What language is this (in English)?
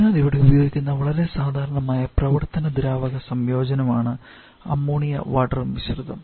Malayalam